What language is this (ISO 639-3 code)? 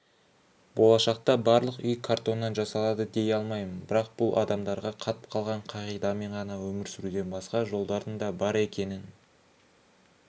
kaz